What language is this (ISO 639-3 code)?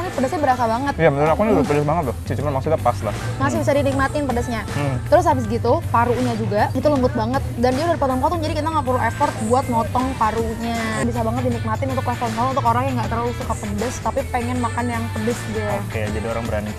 ind